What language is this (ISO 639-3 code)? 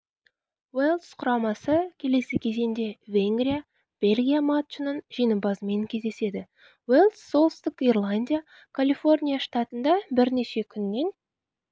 kaz